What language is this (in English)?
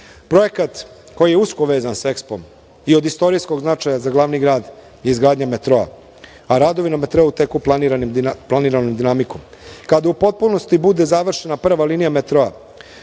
Serbian